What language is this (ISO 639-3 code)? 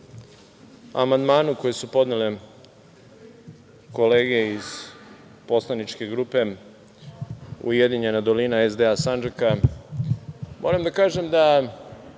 srp